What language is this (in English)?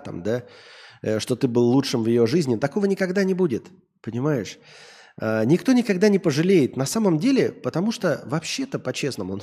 Russian